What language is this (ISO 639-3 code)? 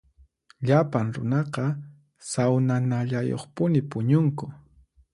qxp